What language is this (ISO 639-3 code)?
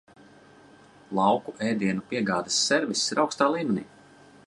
lav